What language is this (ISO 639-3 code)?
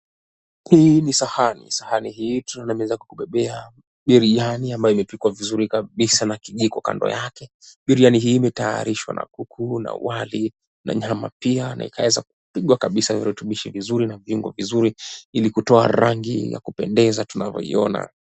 swa